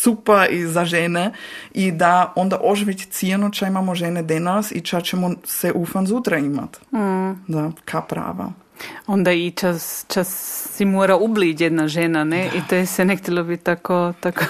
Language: Croatian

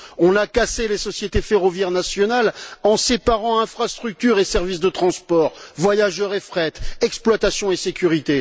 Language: French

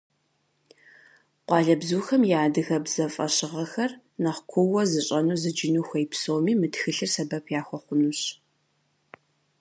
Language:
Kabardian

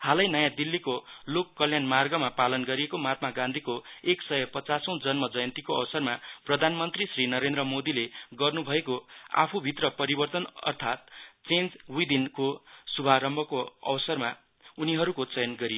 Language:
Nepali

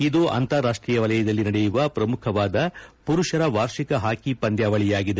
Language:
Kannada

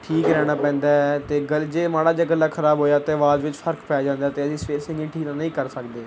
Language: Punjabi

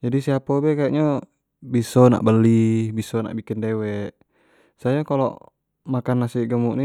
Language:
Jambi Malay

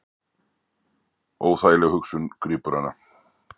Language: Icelandic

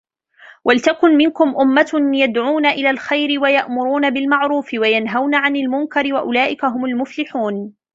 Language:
Arabic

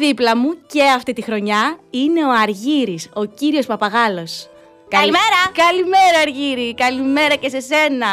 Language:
Greek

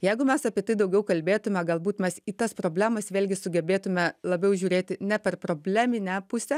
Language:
Lithuanian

